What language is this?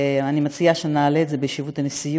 Hebrew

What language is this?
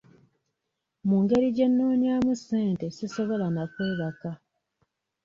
Ganda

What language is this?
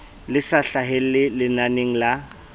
Southern Sotho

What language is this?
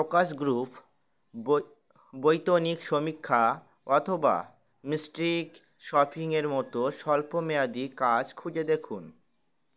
Bangla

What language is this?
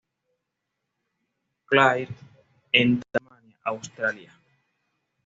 Spanish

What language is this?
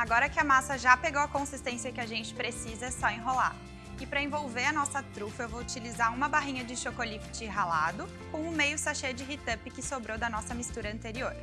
Portuguese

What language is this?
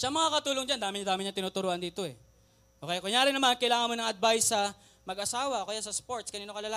Filipino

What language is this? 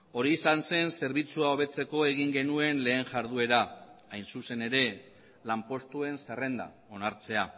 Basque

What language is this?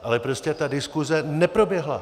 Czech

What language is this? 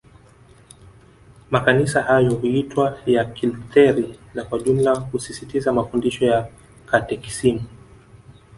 Swahili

